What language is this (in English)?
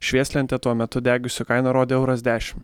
Lithuanian